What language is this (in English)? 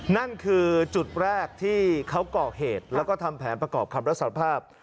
Thai